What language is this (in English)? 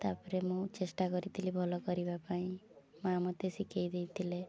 Odia